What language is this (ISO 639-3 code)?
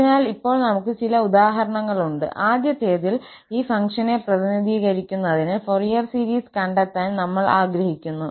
mal